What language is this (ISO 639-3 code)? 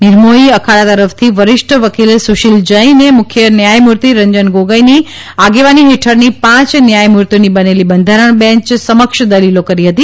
guj